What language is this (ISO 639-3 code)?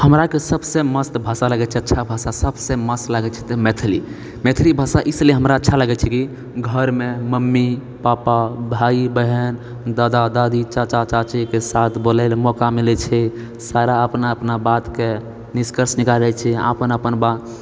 mai